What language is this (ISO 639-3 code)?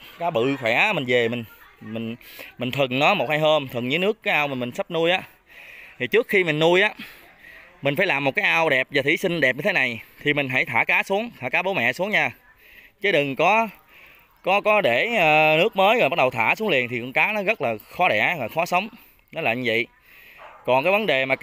vie